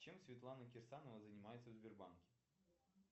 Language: Russian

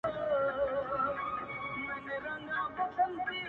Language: Pashto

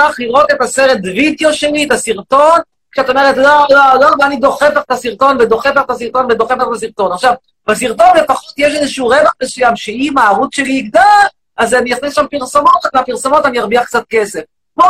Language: Hebrew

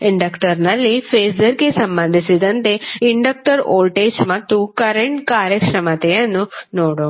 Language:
Kannada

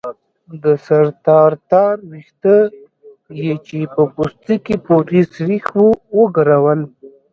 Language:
Pashto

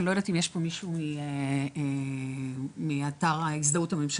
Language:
Hebrew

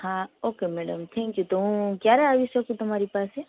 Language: Gujarati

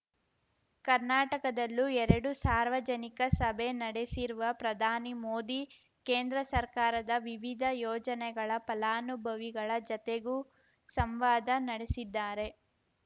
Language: Kannada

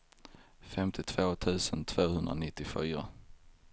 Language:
Swedish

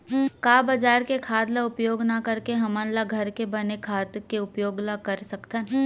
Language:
Chhattisgarhi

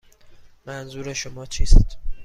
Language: Persian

